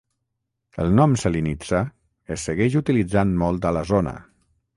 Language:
Catalan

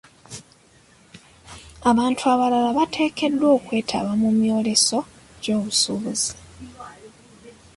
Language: Ganda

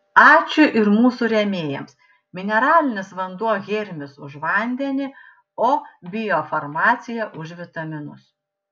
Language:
Lithuanian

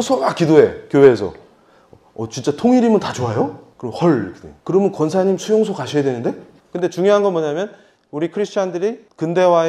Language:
Korean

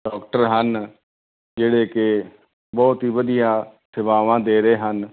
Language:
Punjabi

